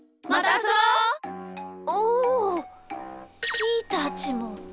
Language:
Japanese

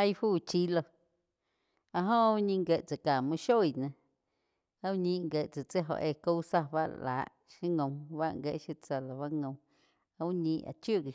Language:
Quiotepec Chinantec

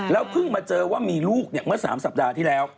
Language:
Thai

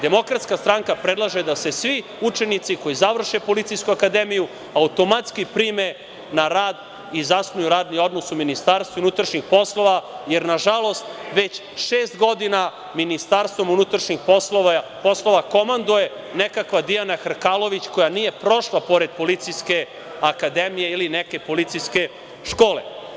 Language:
Serbian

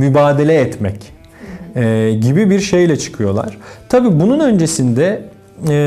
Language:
Turkish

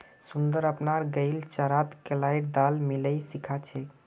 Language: Magahi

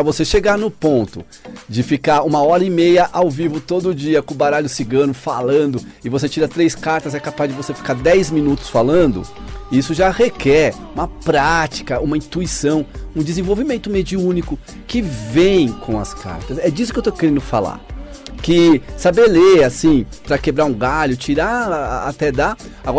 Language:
Portuguese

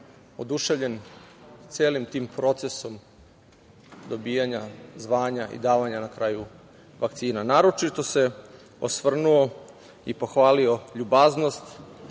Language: Serbian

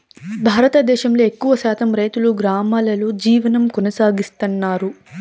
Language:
Telugu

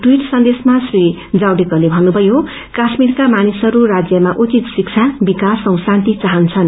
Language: Nepali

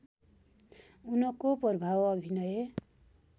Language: Nepali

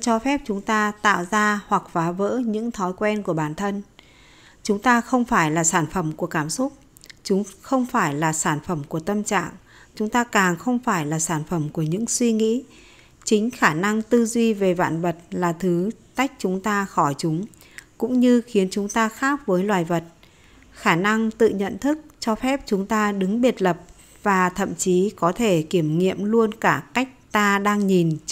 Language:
Vietnamese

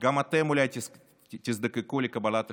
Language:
Hebrew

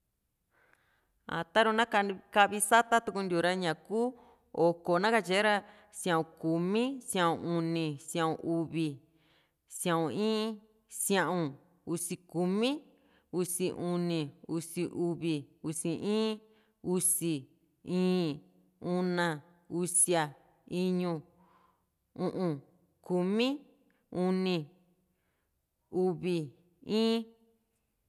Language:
Juxtlahuaca Mixtec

